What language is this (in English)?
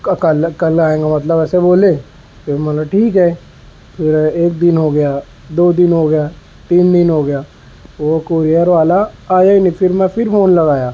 Urdu